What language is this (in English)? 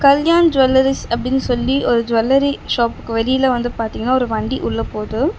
Tamil